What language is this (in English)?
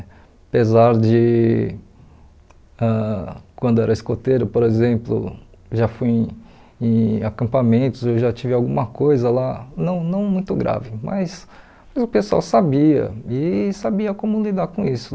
Portuguese